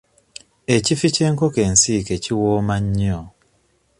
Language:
Ganda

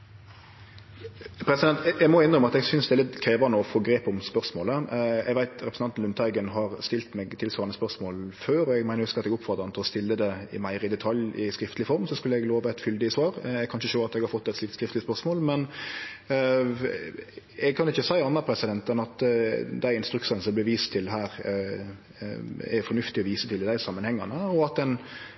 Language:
Norwegian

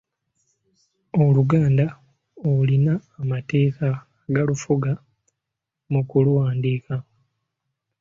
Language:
Ganda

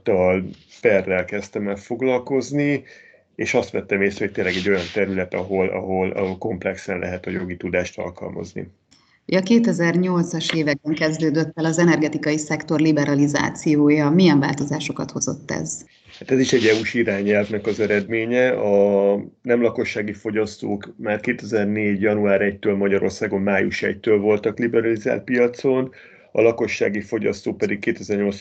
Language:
Hungarian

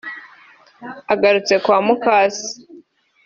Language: Kinyarwanda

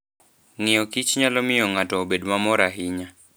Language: Luo (Kenya and Tanzania)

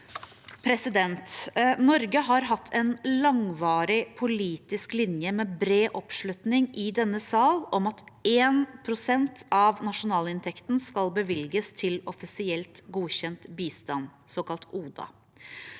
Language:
Norwegian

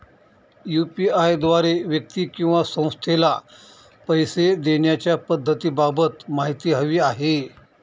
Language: Marathi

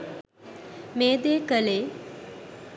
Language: Sinhala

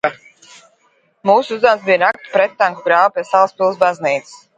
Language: Latvian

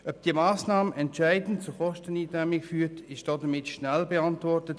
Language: Swiss German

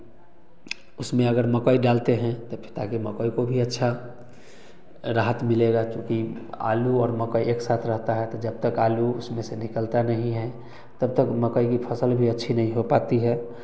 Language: Hindi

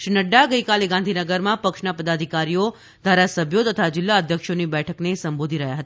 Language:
Gujarati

